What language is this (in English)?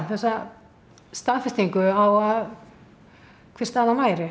Icelandic